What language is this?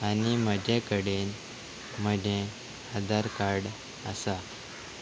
Konkani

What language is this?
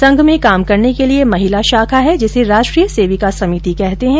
Hindi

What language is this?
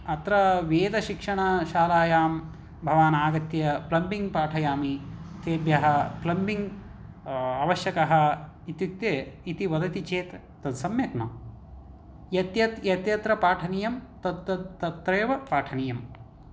Sanskrit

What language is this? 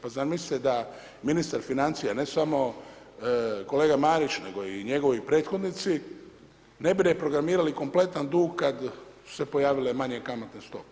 Croatian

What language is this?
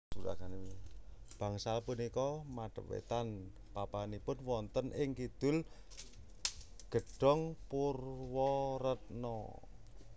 Javanese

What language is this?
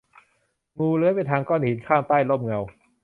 Thai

